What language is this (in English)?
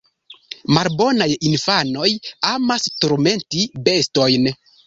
Esperanto